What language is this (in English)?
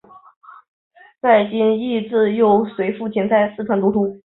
Chinese